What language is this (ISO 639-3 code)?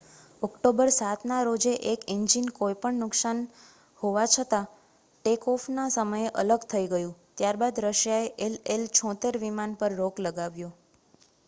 guj